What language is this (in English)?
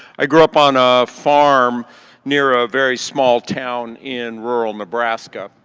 English